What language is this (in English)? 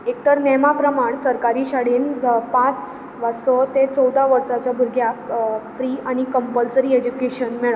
Konkani